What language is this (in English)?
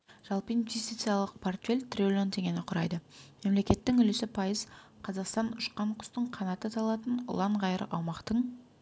Kazakh